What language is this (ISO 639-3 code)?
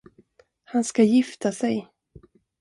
swe